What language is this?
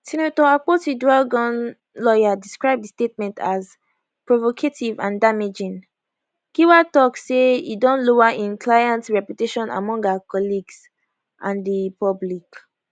Nigerian Pidgin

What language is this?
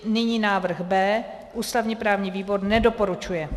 Czech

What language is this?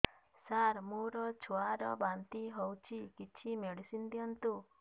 Odia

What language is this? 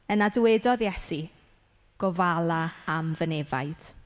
Welsh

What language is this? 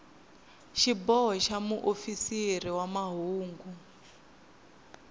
Tsonga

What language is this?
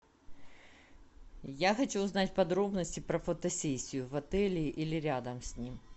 Russian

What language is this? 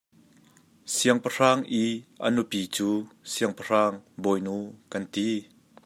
Hakha Chin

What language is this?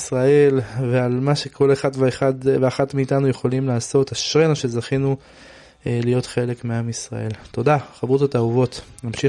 Hebrew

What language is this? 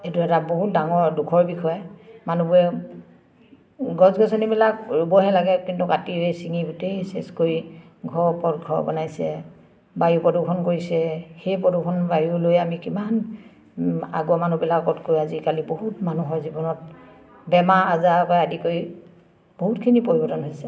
Assamese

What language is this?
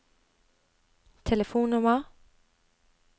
Norwegian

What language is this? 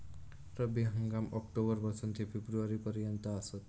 Marathi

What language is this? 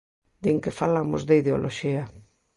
Galician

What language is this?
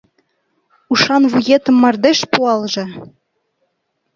Mari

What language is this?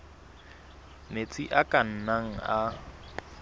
Southern Sotho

